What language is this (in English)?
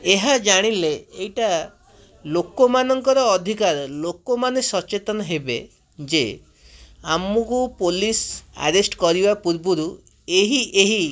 Odia